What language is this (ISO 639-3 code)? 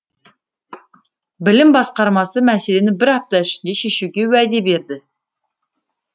kaz